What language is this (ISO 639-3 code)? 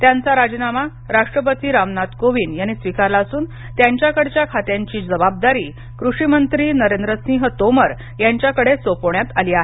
mar